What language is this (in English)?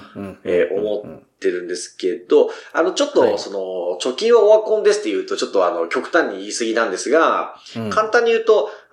Japanese